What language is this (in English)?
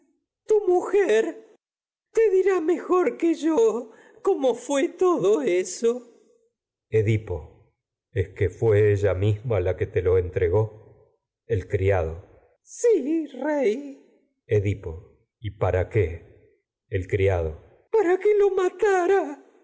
Spanish